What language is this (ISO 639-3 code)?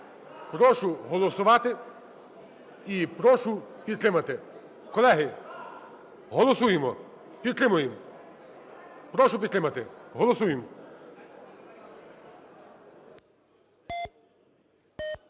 ukr